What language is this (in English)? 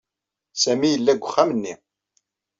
Kabyle